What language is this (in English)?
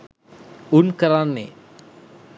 Sinhala